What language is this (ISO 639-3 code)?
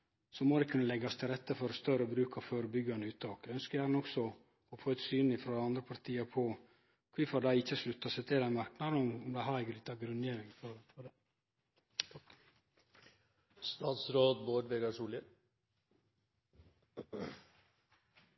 nno